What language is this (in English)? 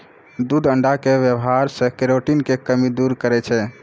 Maithili